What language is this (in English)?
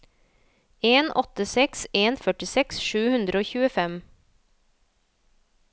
Norwegian